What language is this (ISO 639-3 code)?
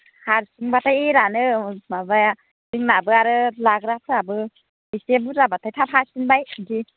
brx